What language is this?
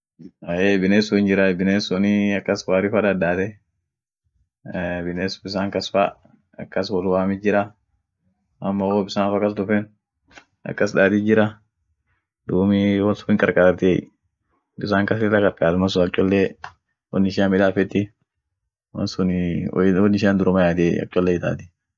Orma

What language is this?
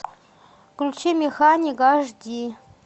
Russian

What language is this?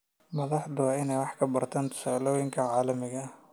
Somali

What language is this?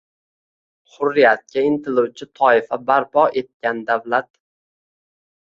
Uzbek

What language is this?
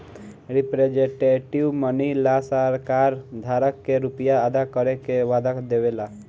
Bhojpuri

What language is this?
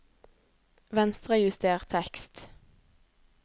Norwegian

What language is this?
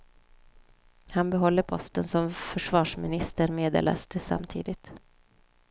Swedish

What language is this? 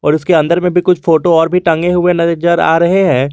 Hindi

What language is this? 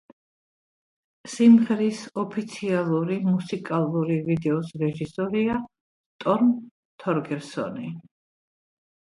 Georgian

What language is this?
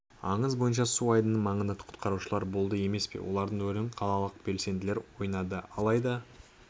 Kazakh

